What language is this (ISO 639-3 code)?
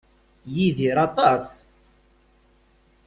kab